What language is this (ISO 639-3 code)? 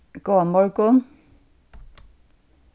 fao